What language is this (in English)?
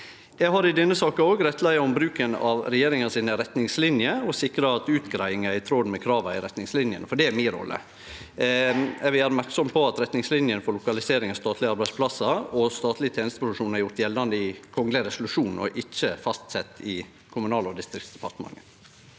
Norwegian